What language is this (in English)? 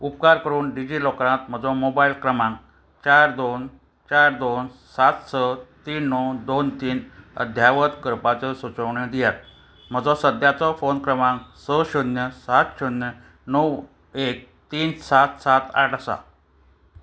Konkani